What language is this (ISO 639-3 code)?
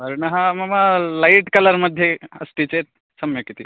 san